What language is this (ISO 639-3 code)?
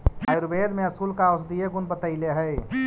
mag